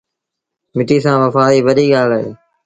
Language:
Sindhi Bhil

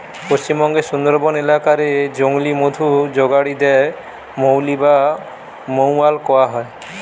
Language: Bangla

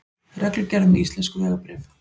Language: Icelandic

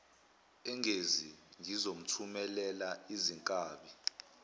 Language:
Zulu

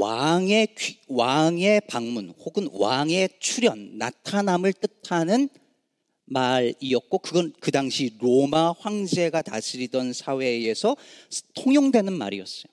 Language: Korean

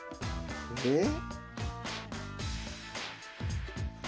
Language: Japanese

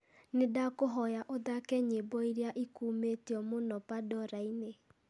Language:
Kikuyu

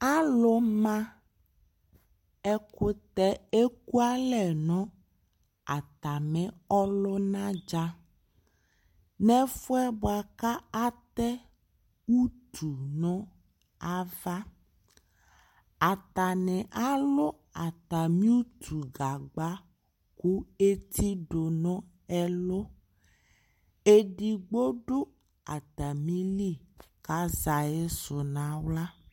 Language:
Ikposo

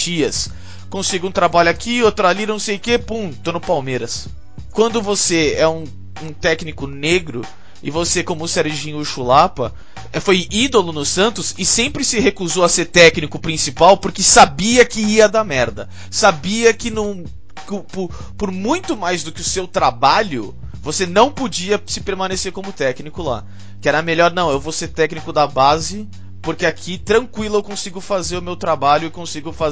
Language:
Portuguese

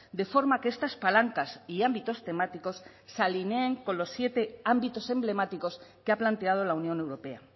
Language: Spanish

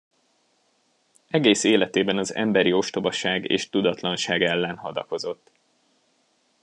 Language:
Hungarian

